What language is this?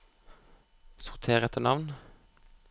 Norwegian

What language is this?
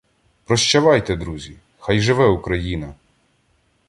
Ukrainian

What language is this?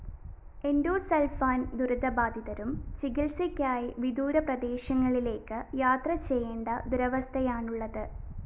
Malayalam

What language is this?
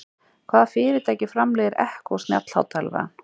Icelandic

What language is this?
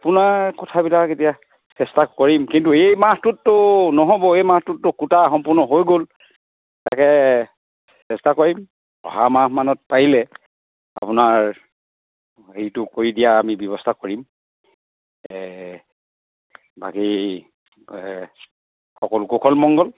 Assamese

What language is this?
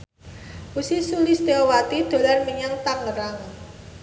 Javanese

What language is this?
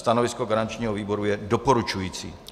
Czech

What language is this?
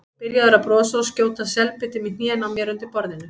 Icelandic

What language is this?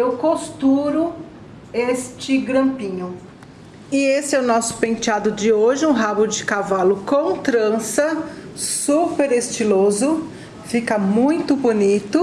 Portuguese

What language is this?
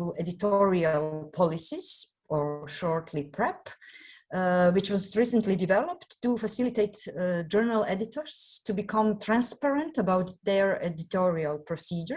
English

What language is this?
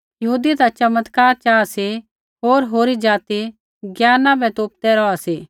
Kullu Pahari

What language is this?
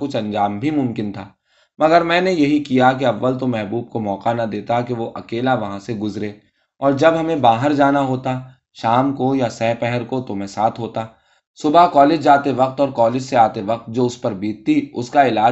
Urdu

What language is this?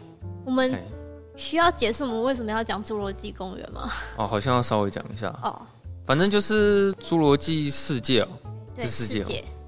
Chinese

